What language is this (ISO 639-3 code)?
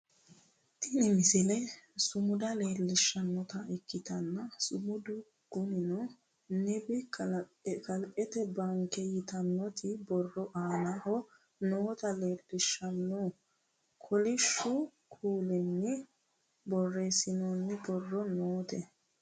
sid